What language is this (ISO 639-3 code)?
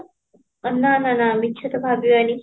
ori